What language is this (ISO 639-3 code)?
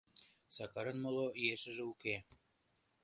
chm